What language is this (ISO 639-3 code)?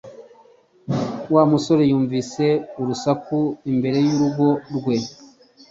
kin